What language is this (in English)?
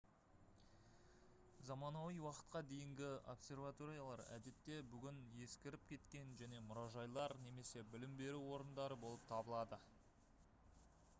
Kazakh